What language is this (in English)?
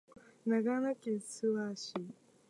Japanese